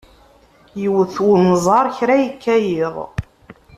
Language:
Kabyle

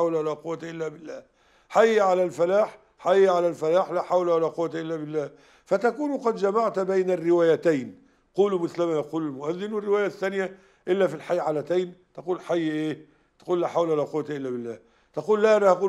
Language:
Arabic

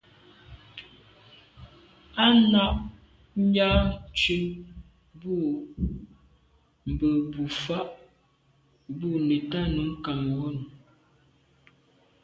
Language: Medumba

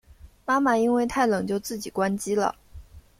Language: Chinese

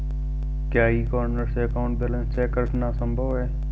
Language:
Hindi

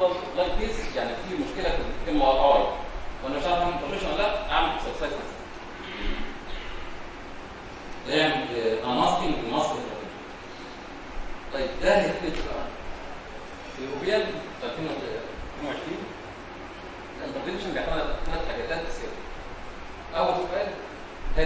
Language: Arabic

